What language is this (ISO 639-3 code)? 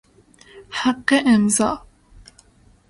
fas